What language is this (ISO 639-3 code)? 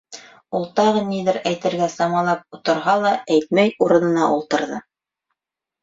bak